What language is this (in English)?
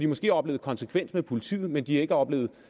Danish